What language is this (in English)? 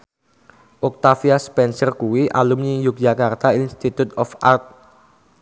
Javanese